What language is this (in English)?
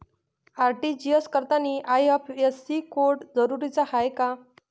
Marathi